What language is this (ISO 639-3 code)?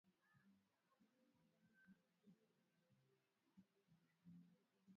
swa